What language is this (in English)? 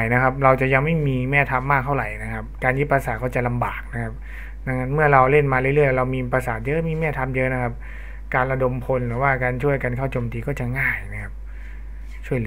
Thai